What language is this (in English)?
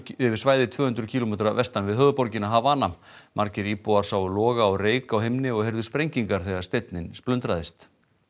Icelandic